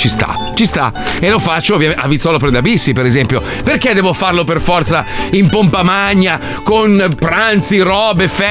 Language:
Italian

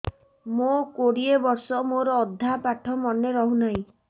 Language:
Odia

